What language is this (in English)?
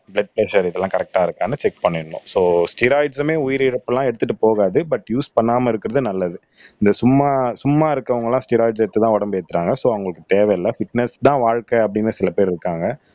Tamil